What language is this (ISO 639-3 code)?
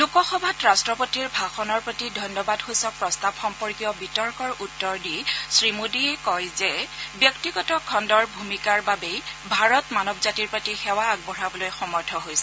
asm